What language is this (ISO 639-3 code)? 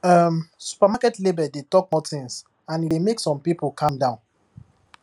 pcm